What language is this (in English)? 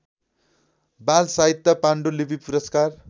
Nepali